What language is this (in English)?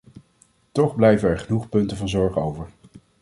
Dutch